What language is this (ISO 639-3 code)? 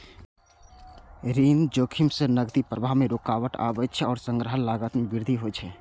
mai